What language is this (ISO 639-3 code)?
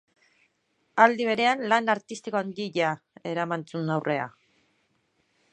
eus